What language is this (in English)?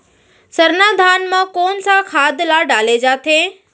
Chhattisgarhi